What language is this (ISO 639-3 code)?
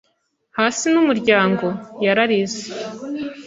kin